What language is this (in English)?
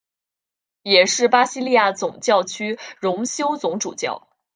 Chinese